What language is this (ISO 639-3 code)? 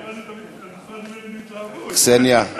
heb